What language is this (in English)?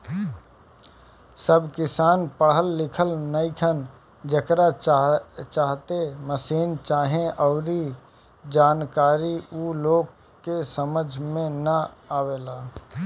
Bhojpuri